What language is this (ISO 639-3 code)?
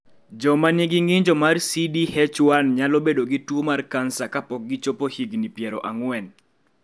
luo